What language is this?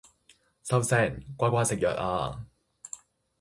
Cantonese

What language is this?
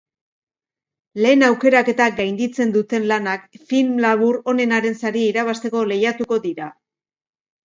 Basque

